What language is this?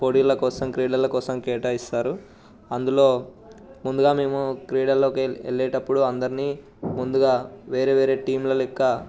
Telugu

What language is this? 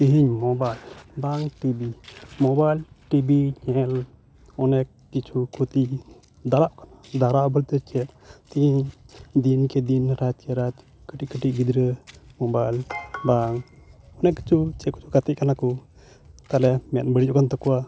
Santali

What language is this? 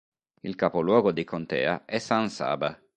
Italian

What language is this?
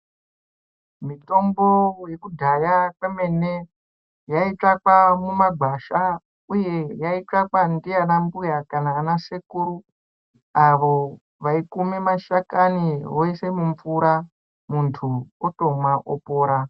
Ndau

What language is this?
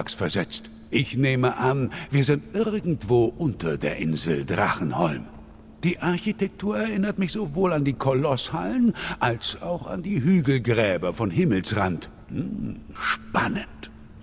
German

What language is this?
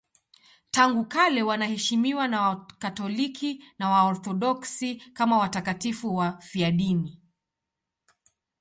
Swahili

